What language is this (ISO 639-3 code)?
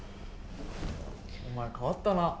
jpn